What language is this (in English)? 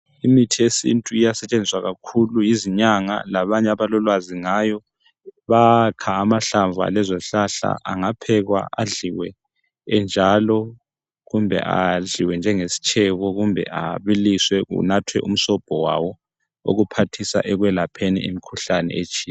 North Ndebele